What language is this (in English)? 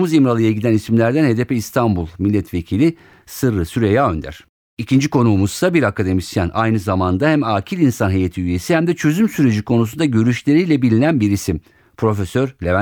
Turkish